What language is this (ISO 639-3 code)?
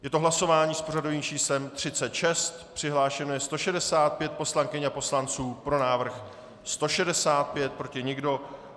ces